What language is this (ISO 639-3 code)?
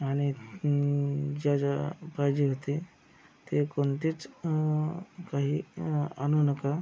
mar